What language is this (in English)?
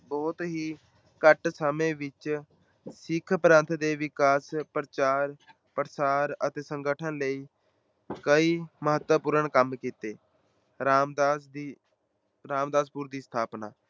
Punjabi